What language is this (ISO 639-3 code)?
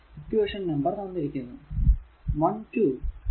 mal